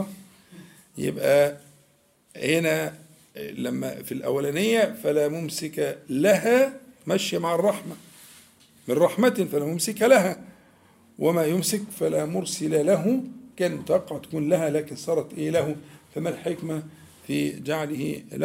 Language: Arabic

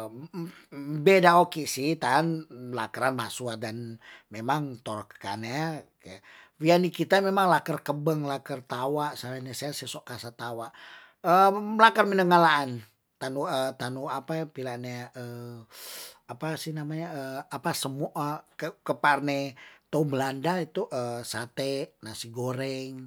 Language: Tondano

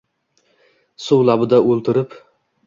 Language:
Uzbek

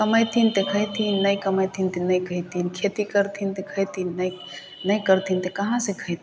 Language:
Maithili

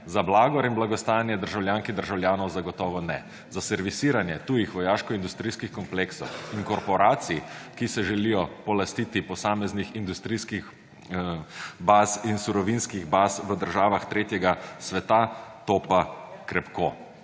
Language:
Slovenian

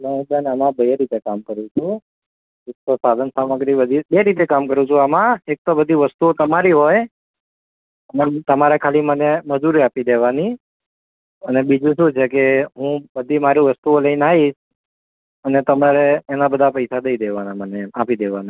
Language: Gujarati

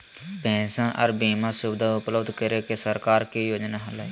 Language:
Magahi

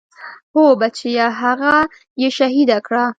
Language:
Pashto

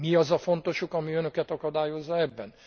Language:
Hungarian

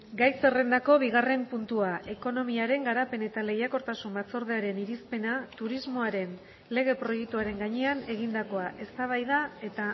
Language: Basque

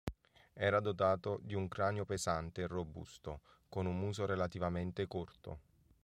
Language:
Italian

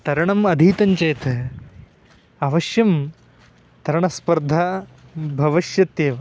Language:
Sanskrit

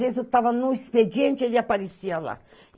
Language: Portuguese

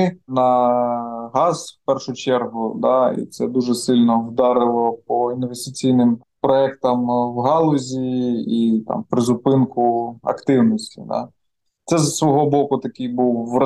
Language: Ukrainian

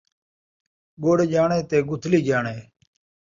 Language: Saraiki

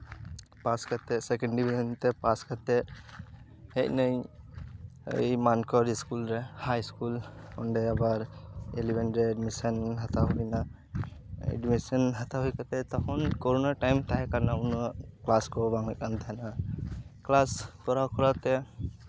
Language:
Santali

